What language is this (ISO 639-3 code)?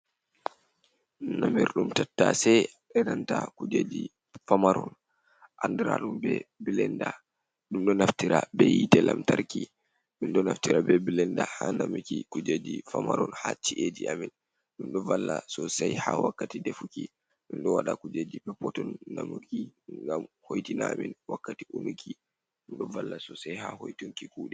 ful